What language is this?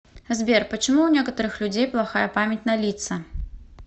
Russian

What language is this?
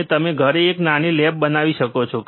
Gujarati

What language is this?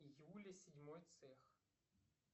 Russian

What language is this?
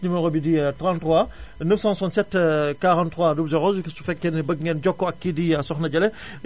Wolof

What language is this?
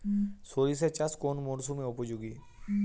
Bangla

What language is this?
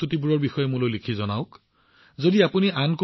Assamese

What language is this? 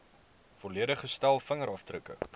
Afrikaans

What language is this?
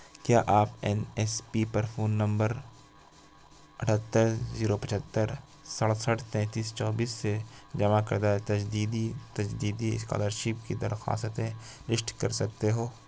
Urdu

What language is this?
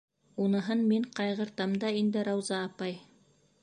Bashkir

